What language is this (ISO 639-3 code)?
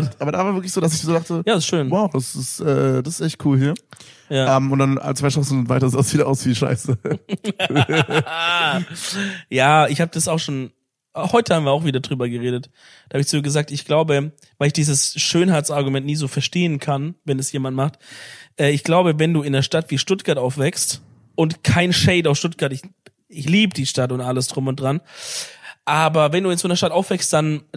deu